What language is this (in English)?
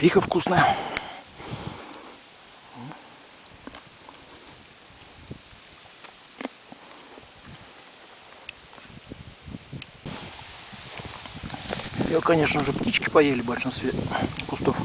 Russian